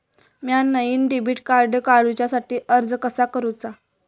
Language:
Marathi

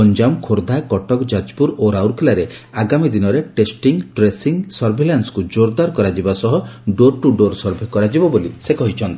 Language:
Odia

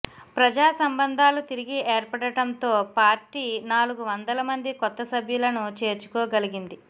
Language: Telugu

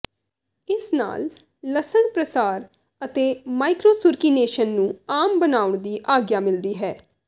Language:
Punjabi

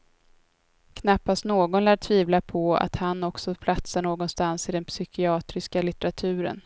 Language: Swedish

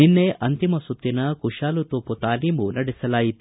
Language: Kannada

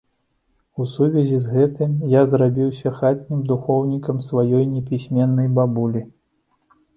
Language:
Belarusian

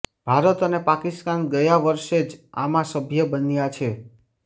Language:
Gujarati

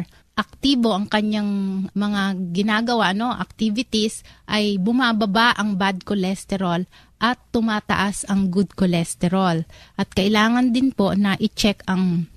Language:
Filipino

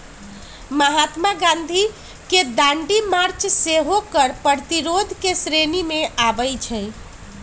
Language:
Magahi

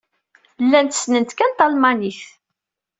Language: Kabyle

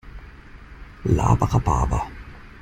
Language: German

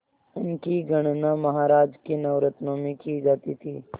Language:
Hindi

